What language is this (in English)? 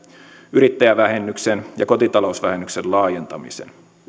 Finnish